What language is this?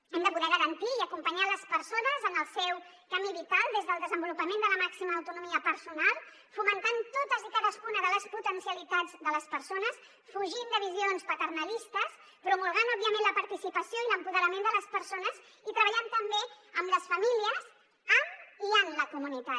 Catalan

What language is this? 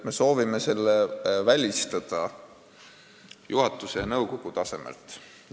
Estonian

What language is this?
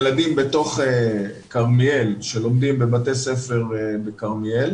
Hebrew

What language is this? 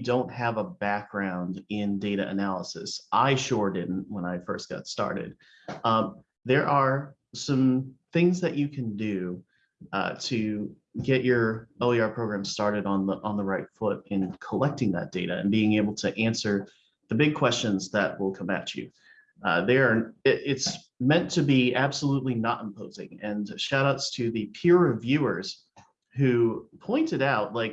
English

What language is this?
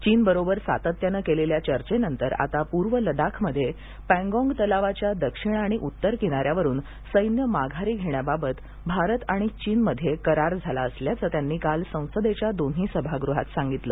Marathi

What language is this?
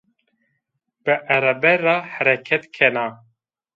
Zaza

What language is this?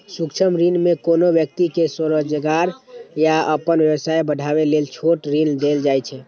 Maithili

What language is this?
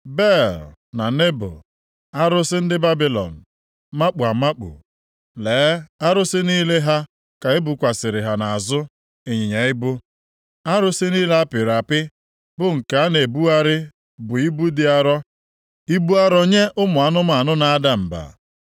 Igbo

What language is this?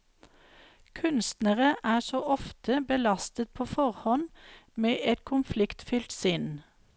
Norwegian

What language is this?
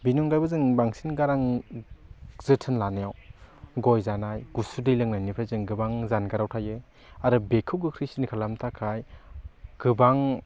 Bodo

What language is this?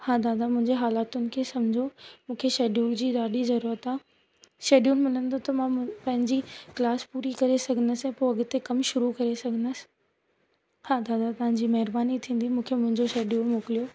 Sindhi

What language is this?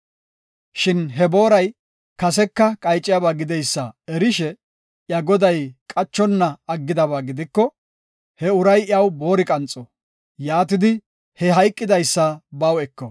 Gofa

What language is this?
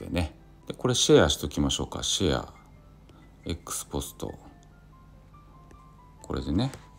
Japanese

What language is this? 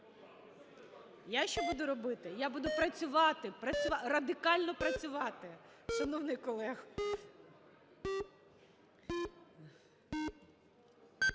Ukrainian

